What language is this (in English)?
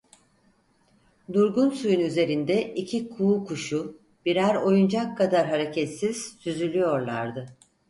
Turkish